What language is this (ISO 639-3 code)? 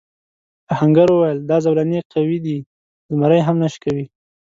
pus